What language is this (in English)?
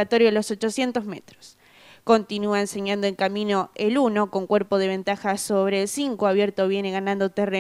Spanish